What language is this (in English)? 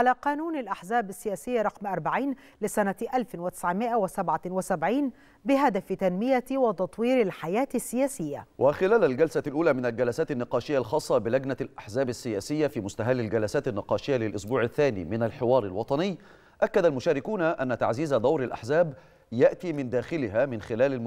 Arabic